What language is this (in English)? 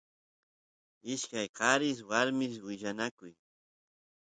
Santiago del Estero Quichua